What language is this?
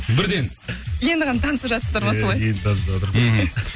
Kazakh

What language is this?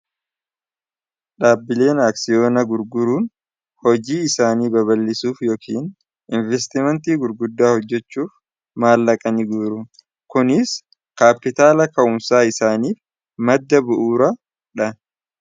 Oromo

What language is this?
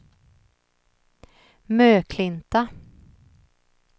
Swedish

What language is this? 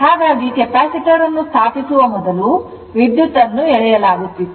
Kannada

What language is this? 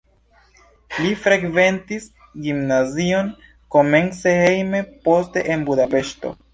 Esperanto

